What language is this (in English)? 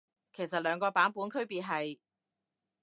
Cantonese